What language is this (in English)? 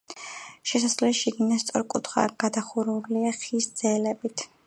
Georgian